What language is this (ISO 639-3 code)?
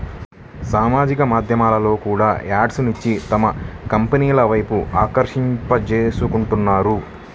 tel